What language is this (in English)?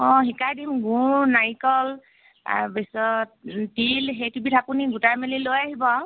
Assamese